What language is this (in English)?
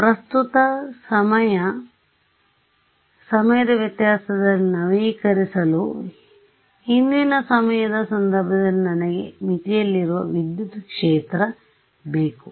Kannada